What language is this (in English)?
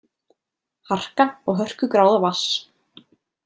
Icelandic